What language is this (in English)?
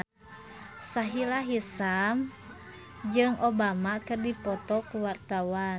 Sundanese